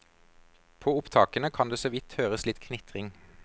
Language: Norwegian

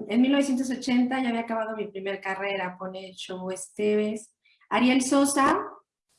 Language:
Spanish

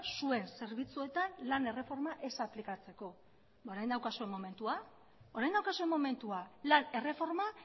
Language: Basque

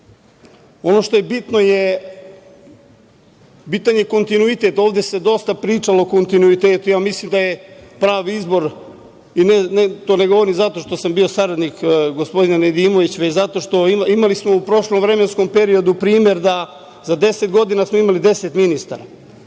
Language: Serbian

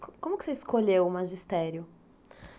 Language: Portuguese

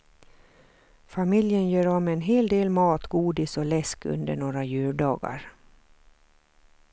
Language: Swedish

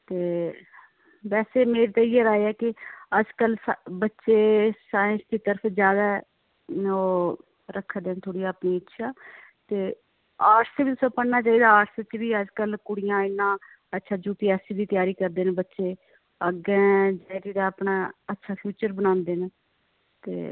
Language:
Dogri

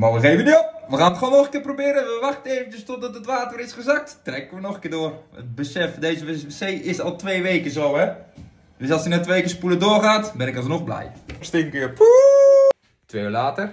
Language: Dutch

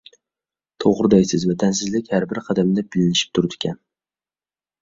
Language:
Uyghur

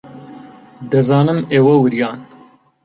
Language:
Central Kurdish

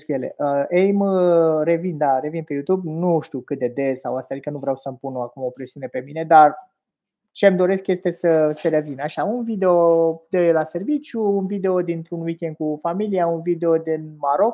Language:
Romanian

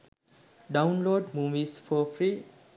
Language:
Sinhala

